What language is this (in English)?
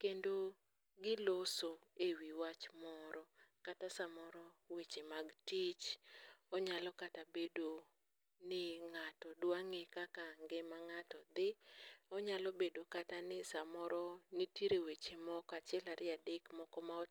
Luo (Kenya and Tanzania)